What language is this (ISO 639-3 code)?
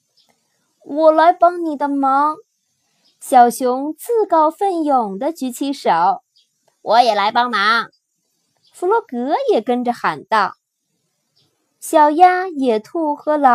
zho